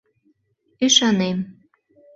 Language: Mari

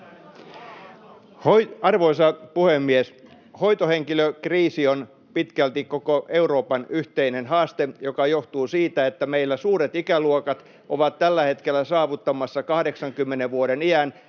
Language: Finnish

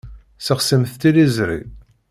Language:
Kabyle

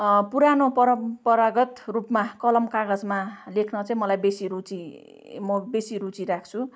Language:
Nepali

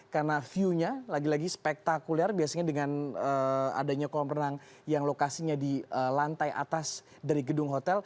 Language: Indonesian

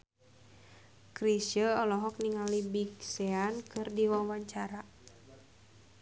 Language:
Sundanese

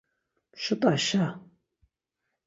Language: Laz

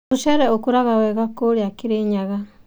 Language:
Kikuyu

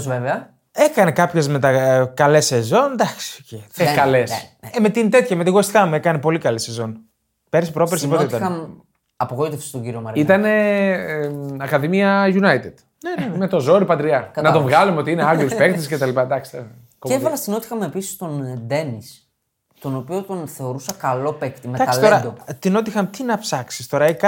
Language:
Greek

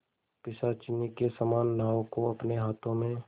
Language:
Hindi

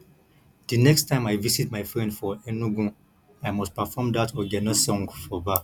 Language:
Nigerian Pidgin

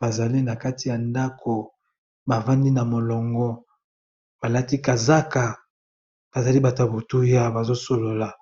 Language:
Lingala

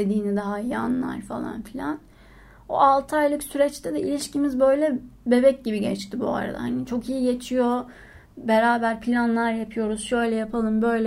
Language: Turkish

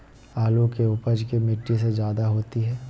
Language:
Magahi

